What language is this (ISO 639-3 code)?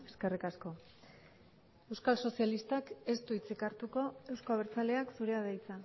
eus